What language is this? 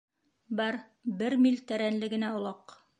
Bashkir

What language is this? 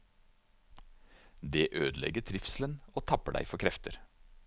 Norwegian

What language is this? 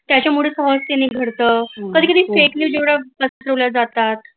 Marathi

